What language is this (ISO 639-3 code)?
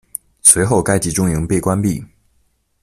zho